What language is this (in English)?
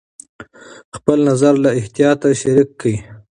Pashto